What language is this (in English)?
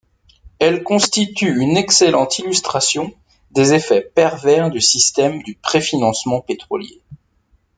French